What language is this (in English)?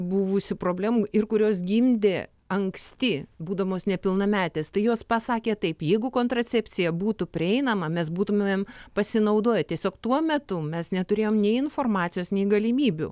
Lithuanian